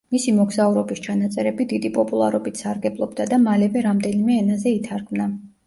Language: Georgian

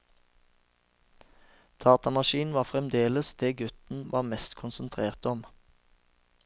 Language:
Norwegian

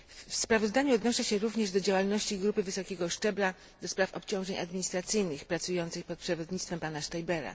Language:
Polish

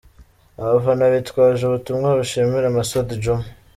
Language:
Kinyarwanda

